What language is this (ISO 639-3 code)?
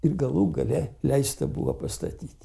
lit